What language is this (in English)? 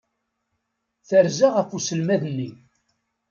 Kabyle